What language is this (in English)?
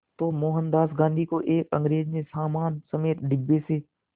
Hindi